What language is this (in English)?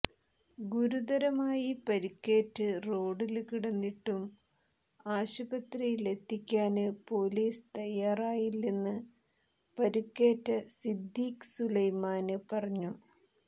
Malayalam